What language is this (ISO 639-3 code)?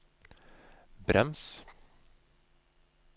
nor